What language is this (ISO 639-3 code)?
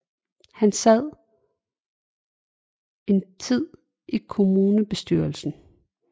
dan